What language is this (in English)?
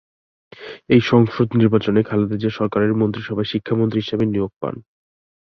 Bangla